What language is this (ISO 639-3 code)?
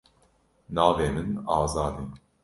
kur